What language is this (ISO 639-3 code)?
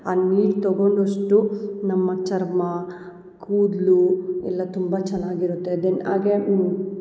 kan